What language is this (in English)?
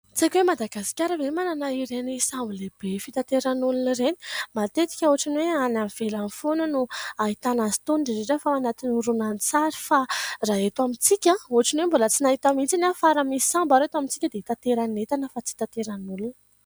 Malagasy